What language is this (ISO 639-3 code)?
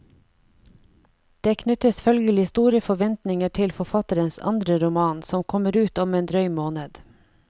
nor